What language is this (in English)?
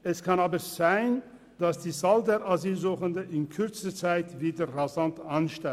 Swiss German